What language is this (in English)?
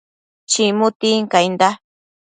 Matsés